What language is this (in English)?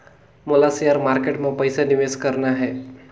Chhattisgarhi